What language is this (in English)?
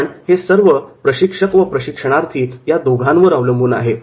Marathi